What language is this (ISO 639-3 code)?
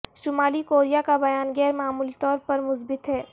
urd